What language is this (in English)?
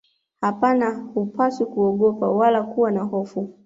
Swahili